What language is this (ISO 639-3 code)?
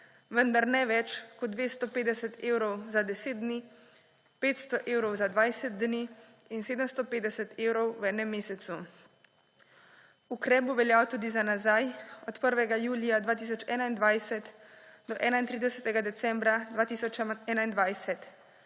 slv